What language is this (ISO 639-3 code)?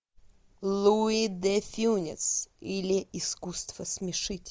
rus